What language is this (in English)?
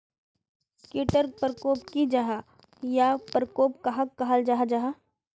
Magahi